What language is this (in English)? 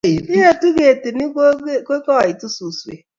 Kalenjin